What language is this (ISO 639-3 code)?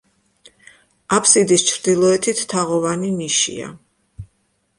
kat